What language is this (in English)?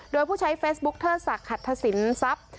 Thai